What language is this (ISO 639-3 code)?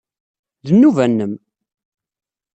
kab